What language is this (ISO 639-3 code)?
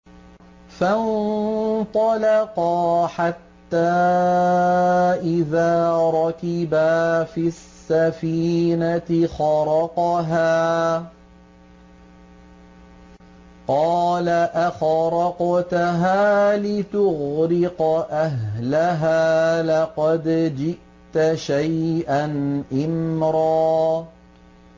ara